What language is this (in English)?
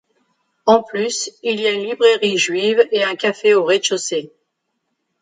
French